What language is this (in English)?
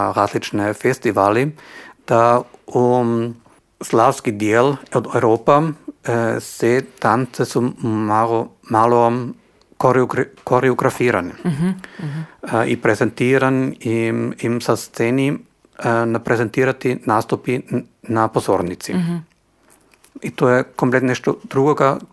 Croatian